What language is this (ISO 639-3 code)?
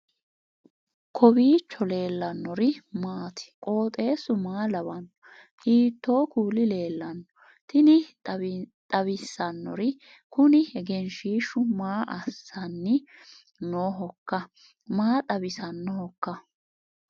sid